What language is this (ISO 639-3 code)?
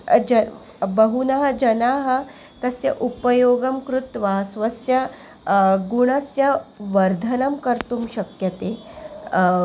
san